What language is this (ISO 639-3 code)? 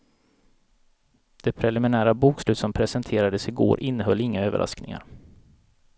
swe